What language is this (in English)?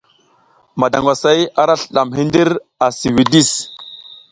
South Giziga